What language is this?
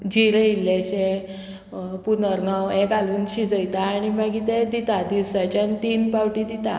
Konkani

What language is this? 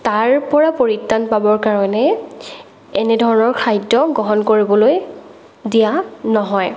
Assamese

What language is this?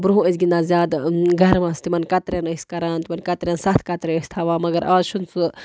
Kashmiri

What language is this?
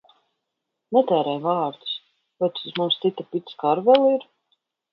Latvian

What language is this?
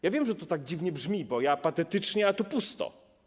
Polish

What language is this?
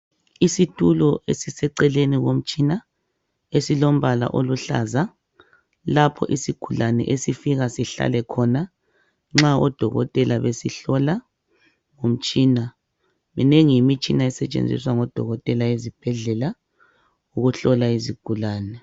North Ndebele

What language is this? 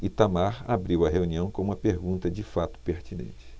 Portuguese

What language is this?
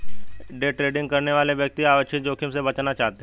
Hindi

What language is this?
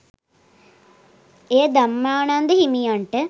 Sinhala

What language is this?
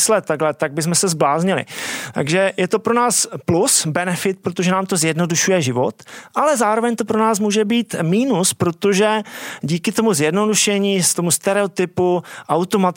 Czech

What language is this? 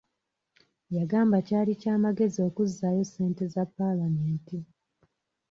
Ganda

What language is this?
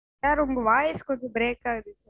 Tamil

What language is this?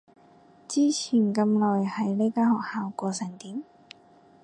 Cantonese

